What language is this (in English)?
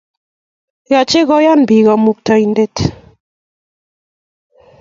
Kalenjin